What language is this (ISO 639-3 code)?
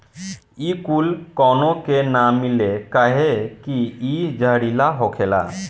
bho